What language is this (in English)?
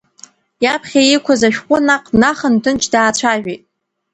Abkhazian